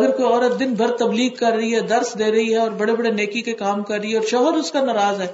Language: Urdu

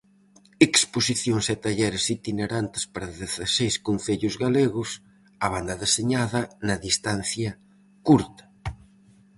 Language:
Galician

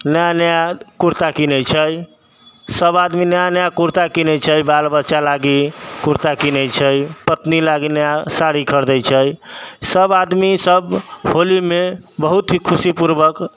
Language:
Maithili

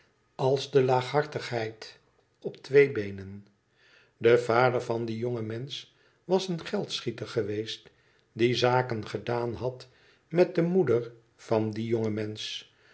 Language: Dutch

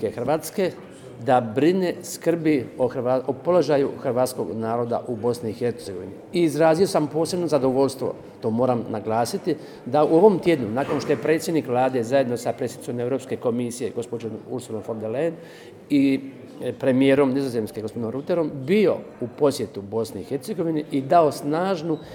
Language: Croatian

